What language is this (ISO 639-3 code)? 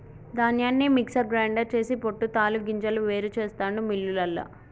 tel